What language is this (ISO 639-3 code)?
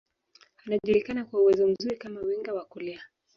swa